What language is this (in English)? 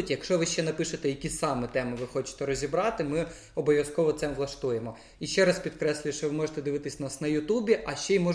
Ukrainian